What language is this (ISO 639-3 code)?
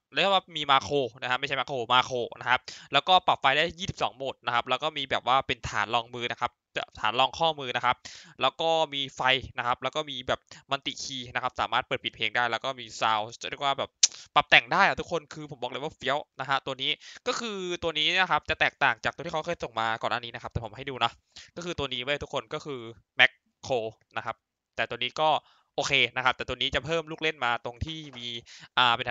tha